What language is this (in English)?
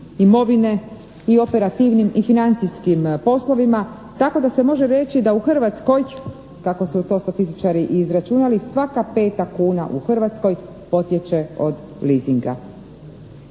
Croatian